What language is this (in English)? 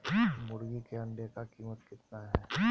Magahi